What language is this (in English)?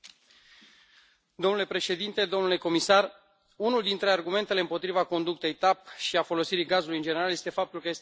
Romanian